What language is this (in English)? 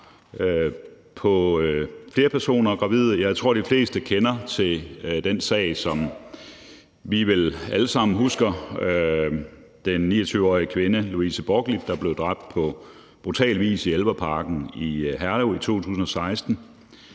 Danish